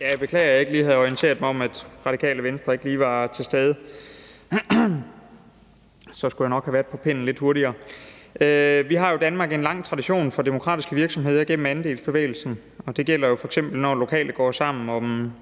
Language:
Danish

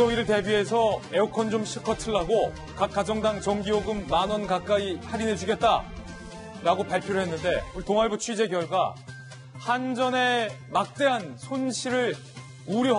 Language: Korean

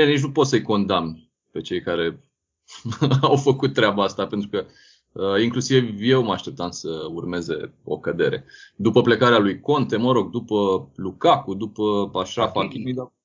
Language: Romanian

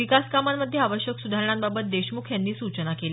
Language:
Marathi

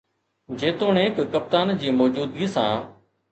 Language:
Sindhi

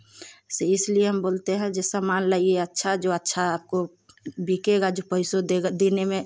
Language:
Hindi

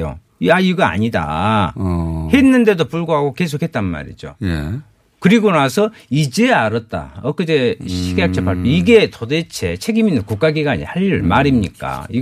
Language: Korean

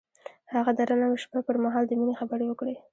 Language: Pashto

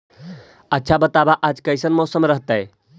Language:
Magahi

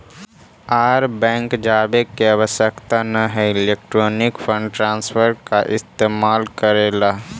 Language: Magahi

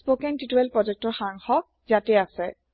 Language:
Assamese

